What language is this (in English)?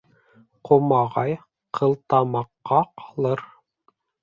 Bashkir